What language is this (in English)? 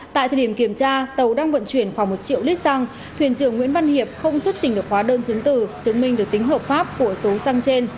Vietnamese